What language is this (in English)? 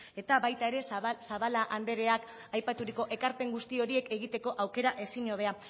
Basque